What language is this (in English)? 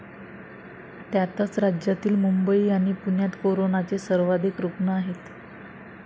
Marathi